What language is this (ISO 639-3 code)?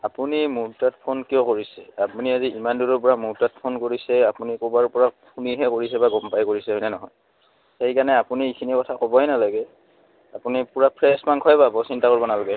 asm